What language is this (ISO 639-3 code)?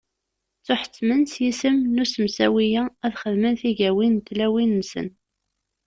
kab